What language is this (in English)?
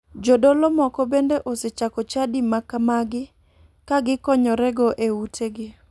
Luo (Kenya and Tanzania)